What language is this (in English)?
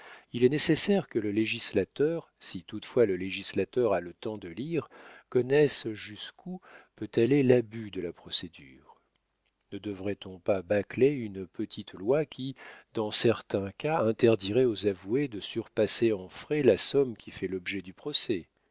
French